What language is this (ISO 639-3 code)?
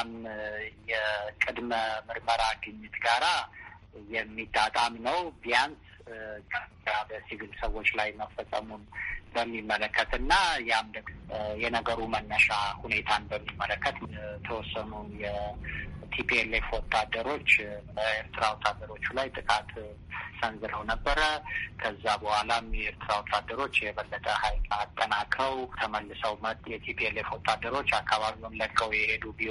amh